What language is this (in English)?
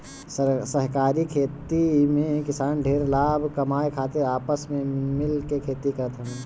Bhojpuri